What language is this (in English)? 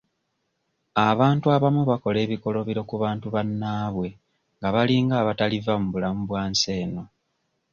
Ganda